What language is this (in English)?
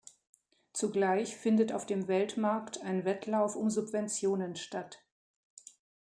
German